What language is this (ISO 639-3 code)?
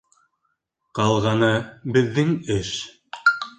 bak